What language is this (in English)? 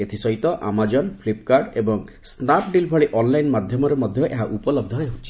Odia